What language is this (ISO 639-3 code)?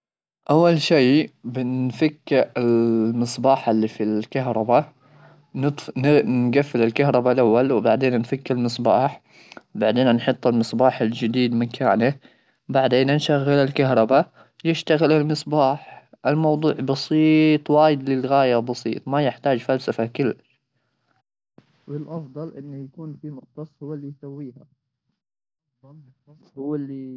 afb